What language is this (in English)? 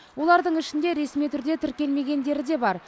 Kazakh